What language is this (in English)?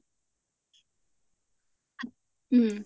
Assamese